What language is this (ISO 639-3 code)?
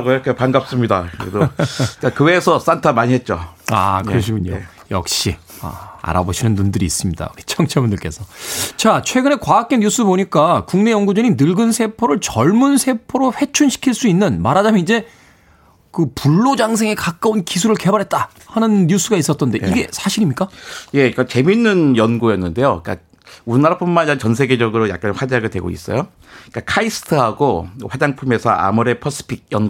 kor